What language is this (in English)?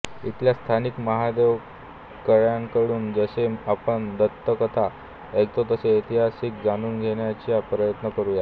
Marathi